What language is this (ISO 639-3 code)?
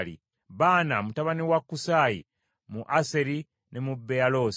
lug